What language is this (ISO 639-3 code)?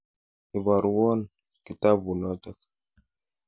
kln